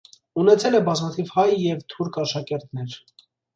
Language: Armenian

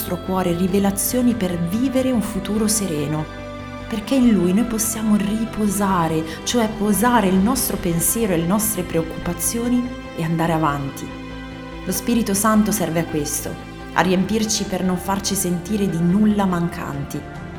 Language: Italian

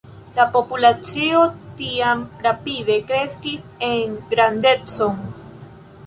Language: Esperanto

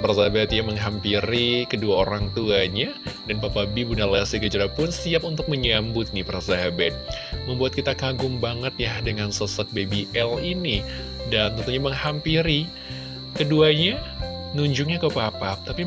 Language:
Indonesian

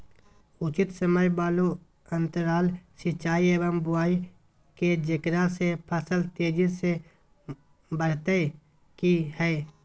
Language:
Magahi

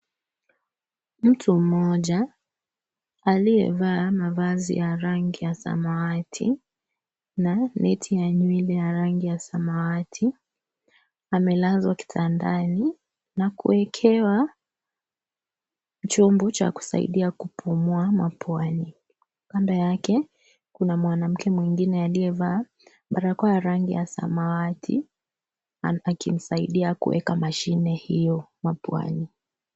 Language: Swahili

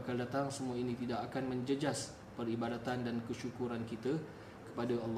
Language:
Malay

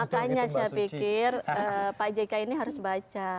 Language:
Indonesian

